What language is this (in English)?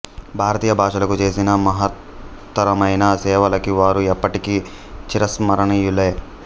Telugu